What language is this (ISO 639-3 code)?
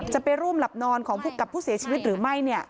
tha